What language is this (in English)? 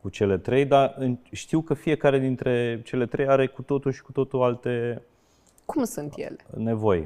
Romanian